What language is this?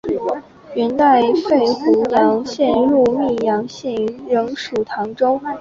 Chinese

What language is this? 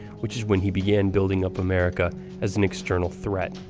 English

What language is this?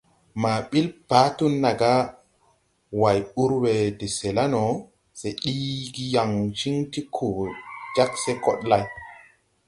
Tupuri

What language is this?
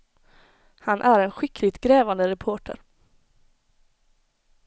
Swedish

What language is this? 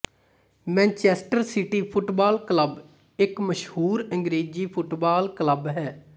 Punjabi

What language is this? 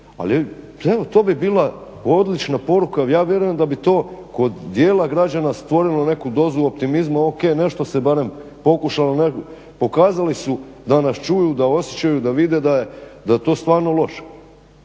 Croatian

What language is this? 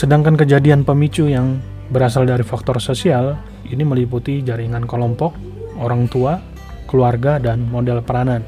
Indonesian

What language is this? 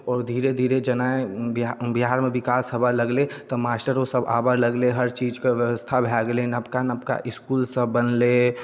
Maithili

